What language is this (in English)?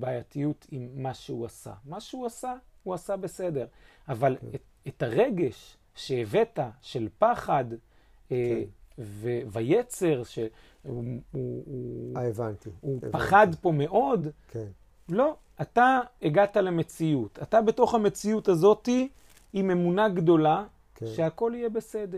Hebrew